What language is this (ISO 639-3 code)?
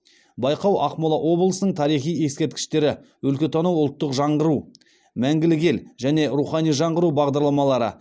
kaz